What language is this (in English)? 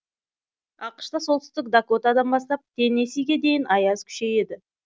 Kazakh